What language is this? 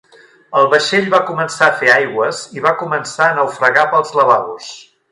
Catalan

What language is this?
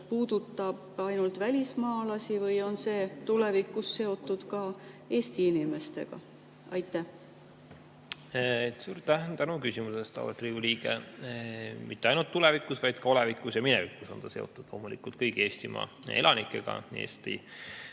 Estonian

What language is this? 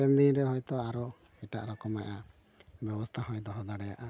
Santali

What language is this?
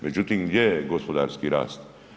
Croatian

